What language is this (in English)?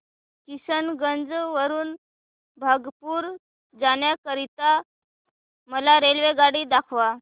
Marathi